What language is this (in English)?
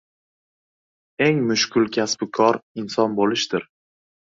Uzbek